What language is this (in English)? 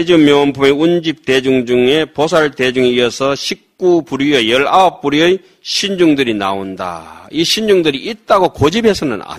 Korean